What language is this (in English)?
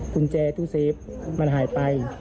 Thai